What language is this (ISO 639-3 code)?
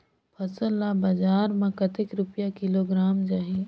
hne